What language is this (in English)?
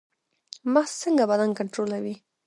Pashto